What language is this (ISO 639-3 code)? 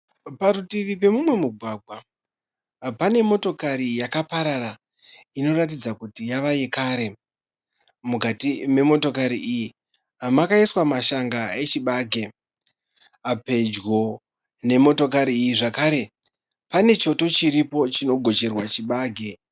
sna